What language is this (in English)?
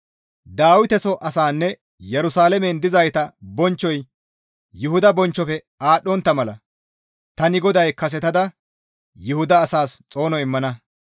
Gamo